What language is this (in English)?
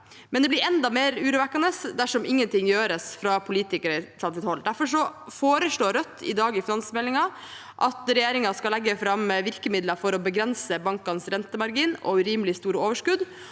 Norwegian